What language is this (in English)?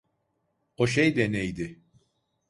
Turkish